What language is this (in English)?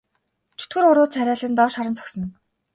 Mongolian